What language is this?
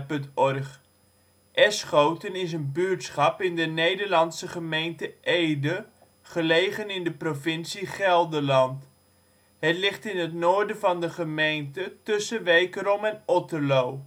Dutch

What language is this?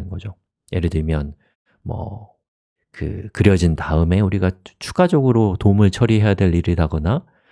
Korean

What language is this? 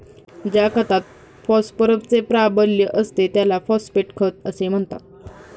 Marathi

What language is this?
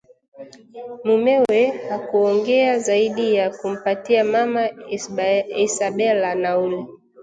Swahili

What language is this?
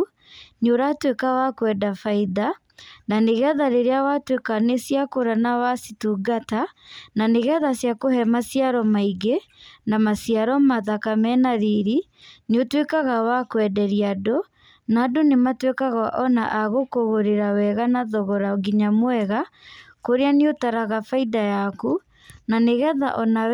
Kikuyu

